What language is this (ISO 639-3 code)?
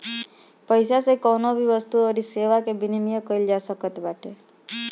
bho